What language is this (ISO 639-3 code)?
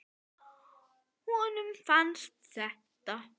isl